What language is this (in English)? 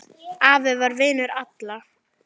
Icelandic